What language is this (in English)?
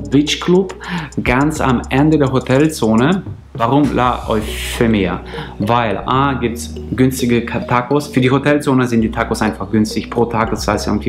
German